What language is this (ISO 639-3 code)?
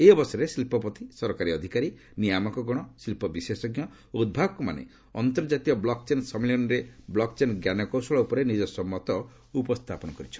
ori